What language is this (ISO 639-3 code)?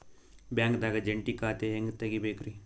kan